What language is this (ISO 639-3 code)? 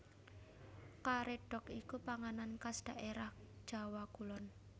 jav